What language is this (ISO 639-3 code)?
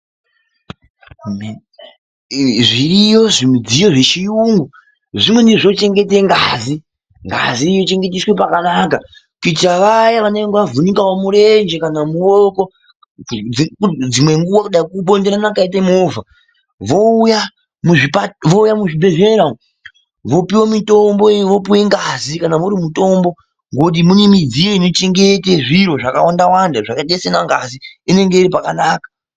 ndc